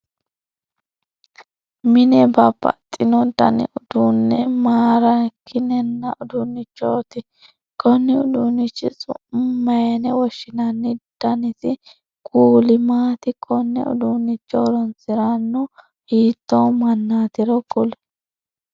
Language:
Sidamo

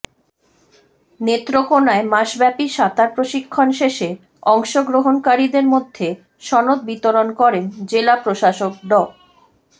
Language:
Bangla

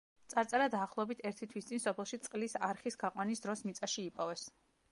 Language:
Georgian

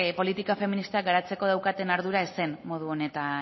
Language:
Basque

